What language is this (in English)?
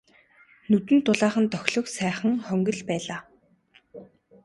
Mongolian